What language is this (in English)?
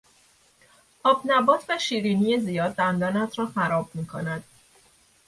Persian